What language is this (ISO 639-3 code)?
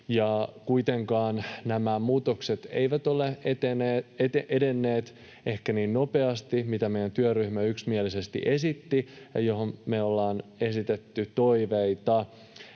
fin